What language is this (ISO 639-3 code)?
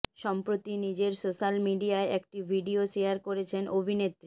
ben